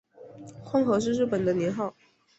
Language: Chinese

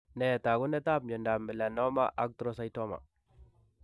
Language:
Kalenjin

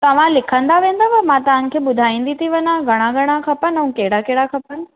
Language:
Sindhi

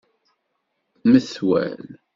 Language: Kabyle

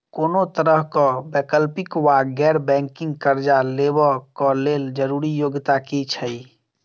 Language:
Maithili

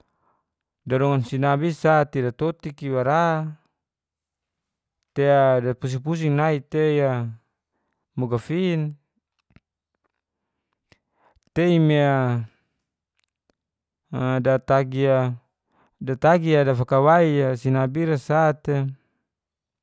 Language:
Geser-Gorom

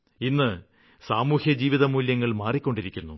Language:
Malayalam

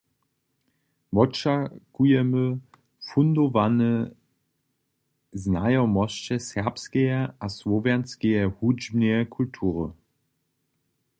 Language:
Upper Sorbian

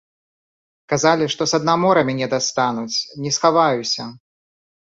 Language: Belarusian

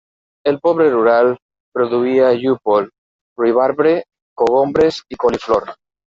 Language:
Catalan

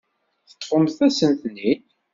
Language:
Kabyle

